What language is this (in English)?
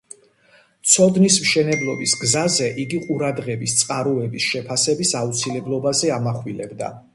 Georgian